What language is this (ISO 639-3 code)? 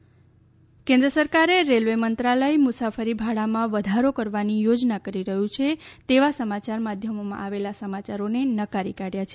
guj